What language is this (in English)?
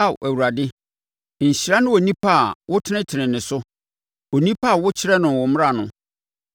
Akan